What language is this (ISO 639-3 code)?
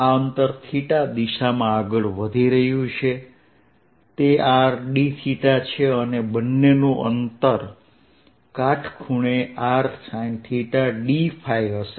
guj